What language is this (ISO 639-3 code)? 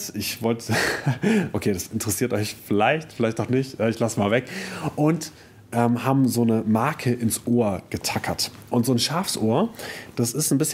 deu